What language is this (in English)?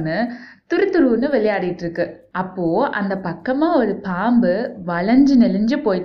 Tamil